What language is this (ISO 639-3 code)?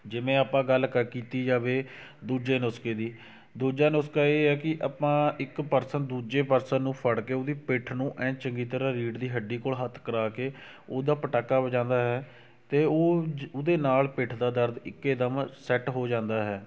pan